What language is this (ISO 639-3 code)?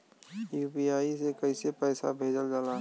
bho